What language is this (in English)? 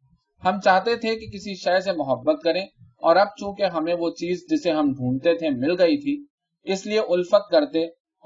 Urdu